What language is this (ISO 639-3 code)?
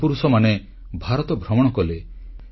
ori